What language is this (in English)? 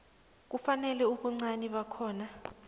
South Ndebele